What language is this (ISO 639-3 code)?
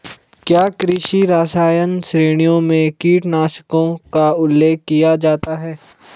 hin